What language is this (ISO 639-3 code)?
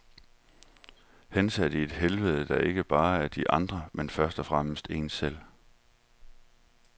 dan